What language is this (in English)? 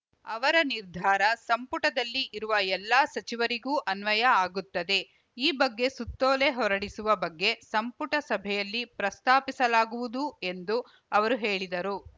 Kannada